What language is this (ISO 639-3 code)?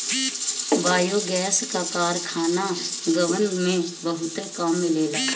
bho